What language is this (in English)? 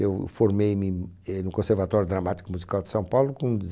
Portuguese